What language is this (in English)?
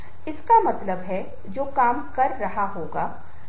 Hindi